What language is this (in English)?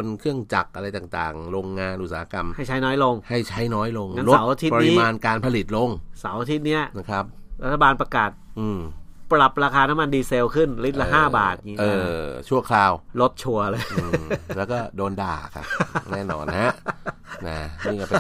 Thai